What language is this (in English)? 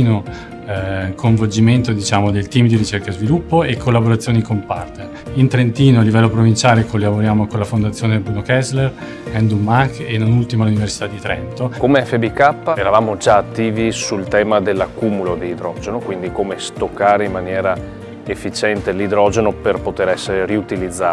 Italian